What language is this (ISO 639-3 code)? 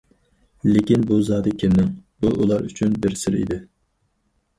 uig